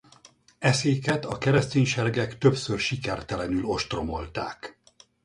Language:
Hungarian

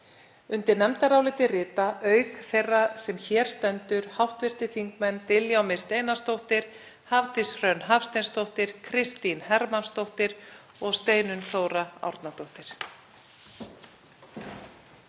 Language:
Icelandic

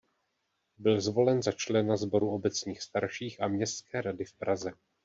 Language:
Czech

